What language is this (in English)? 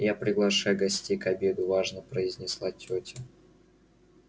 Russian